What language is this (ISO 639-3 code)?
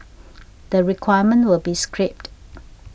eng